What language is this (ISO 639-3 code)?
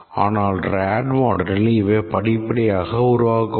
tam